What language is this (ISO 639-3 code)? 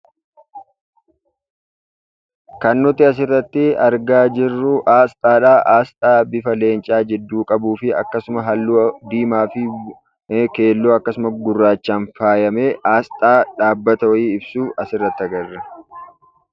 orm